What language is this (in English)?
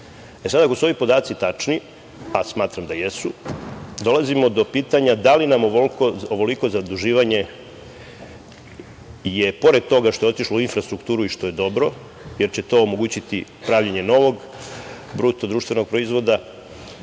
Serbian